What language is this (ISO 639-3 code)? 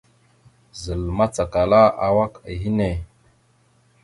mxu